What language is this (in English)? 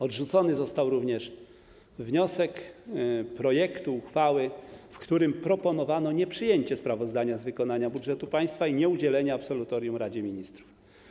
Polish